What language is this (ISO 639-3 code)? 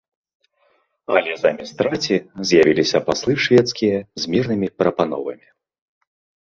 bel